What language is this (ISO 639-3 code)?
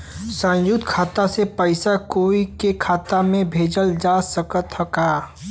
bho